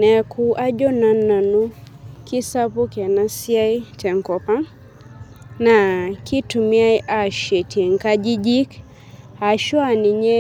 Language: Masai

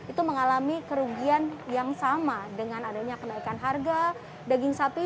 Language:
Indonesian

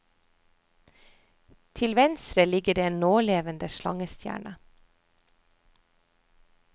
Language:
Norwegian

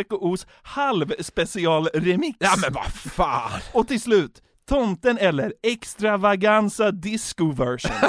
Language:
Swedish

